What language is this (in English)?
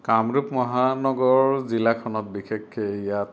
Assamese